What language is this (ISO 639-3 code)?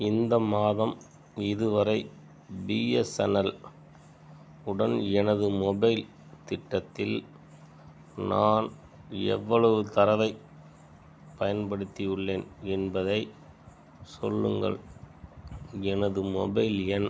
tam